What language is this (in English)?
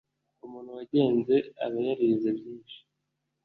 Kinyarwanda